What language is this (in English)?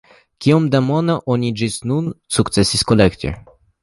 Esperanto